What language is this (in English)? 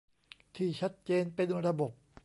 Thai